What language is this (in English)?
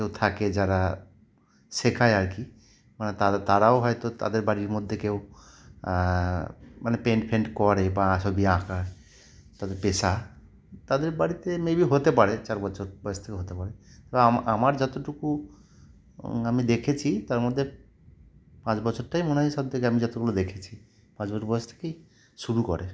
Bangla